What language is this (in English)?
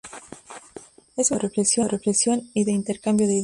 Spanish